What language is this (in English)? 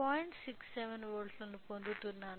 Telugu